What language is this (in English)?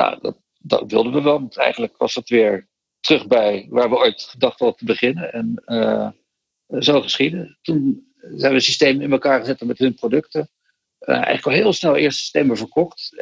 Dutch